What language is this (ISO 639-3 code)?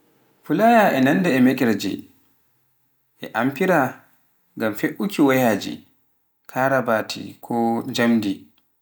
fuf